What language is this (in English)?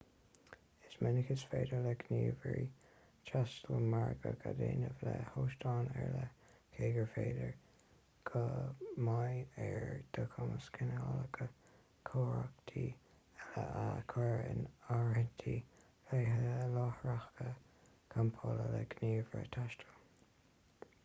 Irish